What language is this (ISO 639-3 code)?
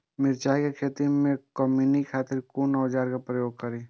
mai